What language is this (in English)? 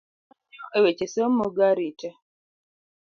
Luo (Kenya and Tanzania)